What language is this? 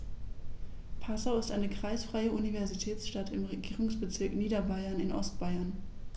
German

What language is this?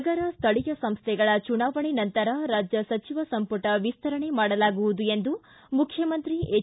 Kannada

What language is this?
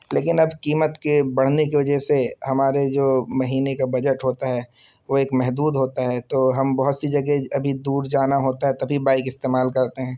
Urdu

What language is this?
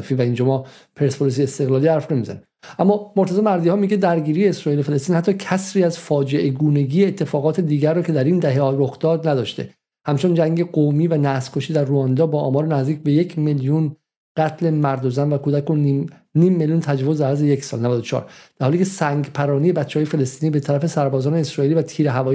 Persian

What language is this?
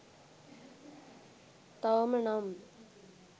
Sinhala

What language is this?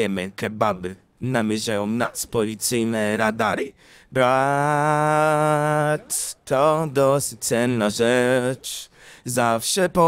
Polish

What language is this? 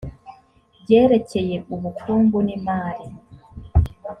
Kinyarwanda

